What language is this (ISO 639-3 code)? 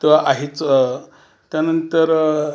mar